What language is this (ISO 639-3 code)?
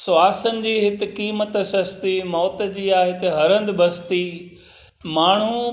snd